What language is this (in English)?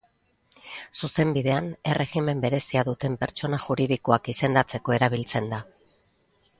Basque